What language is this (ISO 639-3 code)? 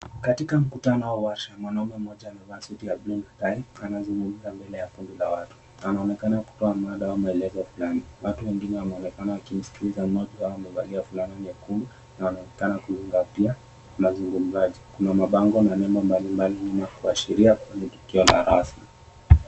swa